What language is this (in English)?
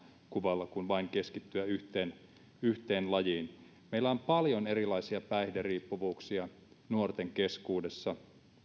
Finnish